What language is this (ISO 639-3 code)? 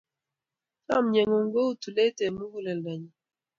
kln